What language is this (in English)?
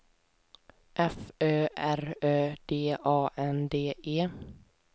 Swedish